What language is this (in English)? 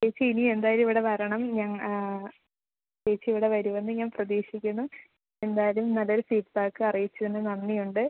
Malayalam